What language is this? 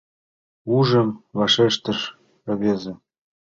Mari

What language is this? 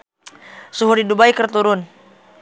Sundanese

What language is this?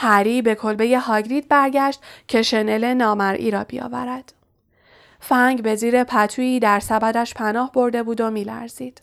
Persian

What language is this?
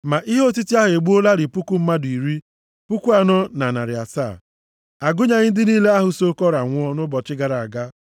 Igbo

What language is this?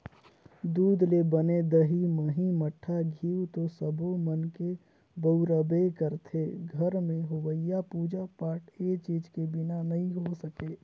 Chhattisgarhi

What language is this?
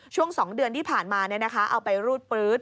Thai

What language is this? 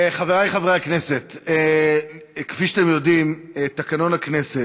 Hebrew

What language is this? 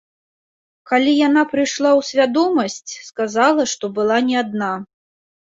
Belarusian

